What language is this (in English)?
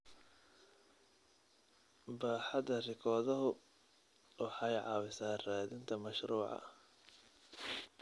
Somali